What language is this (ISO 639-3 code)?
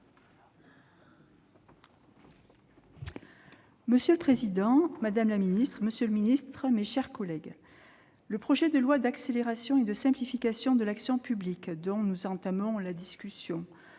fra